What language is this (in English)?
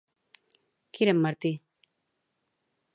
Catalan